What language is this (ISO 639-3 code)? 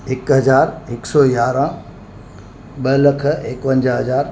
snd